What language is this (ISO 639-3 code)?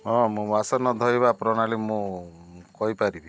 ori